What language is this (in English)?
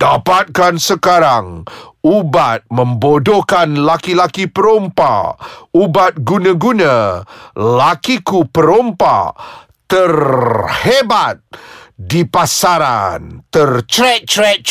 Malay